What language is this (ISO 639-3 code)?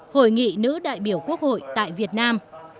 vie